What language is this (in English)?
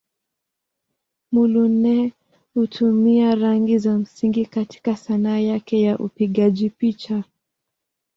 Swahili